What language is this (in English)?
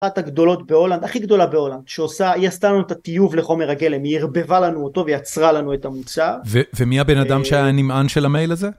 Hebrew